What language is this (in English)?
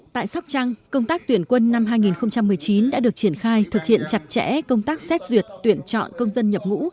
Vietnamese